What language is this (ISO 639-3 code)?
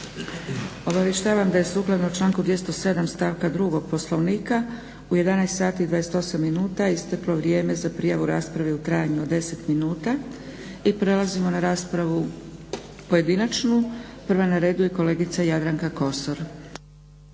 hrv